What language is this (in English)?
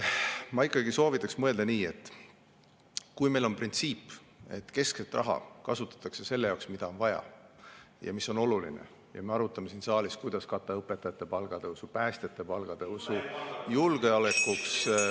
Estonian